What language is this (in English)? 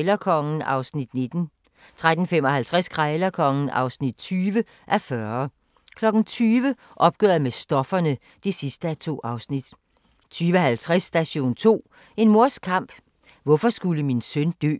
Danish